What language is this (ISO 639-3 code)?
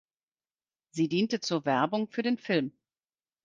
deu